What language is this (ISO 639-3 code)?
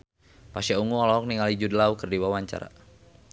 sun